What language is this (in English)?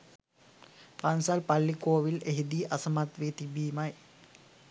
Sinhala